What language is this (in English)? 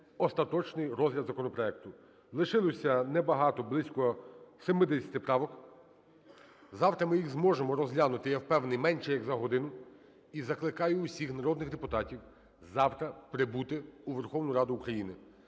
Ukrainian